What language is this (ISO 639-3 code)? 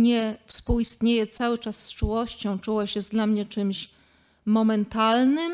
pol